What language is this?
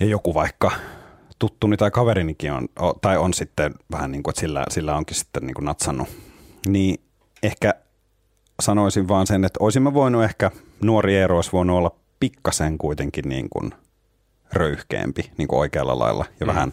Finnish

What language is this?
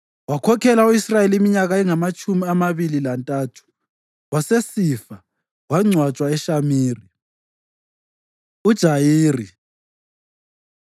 North Ndebele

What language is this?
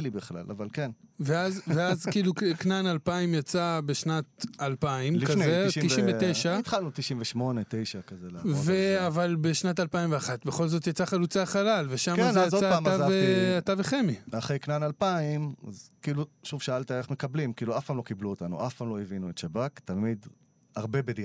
Hebrew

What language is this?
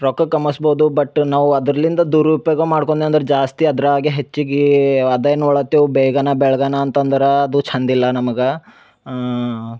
Kannada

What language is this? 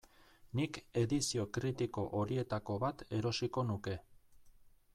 Basque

